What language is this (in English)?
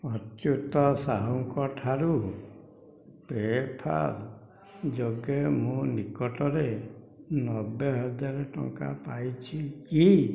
Odia